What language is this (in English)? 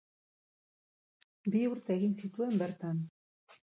Basque